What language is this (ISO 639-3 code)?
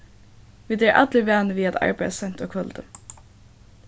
fao